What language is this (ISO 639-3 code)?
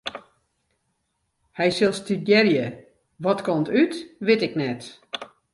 fry